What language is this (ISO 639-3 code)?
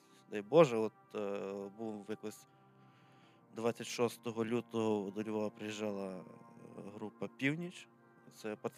ukr